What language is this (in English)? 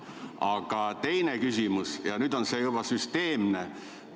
Estonian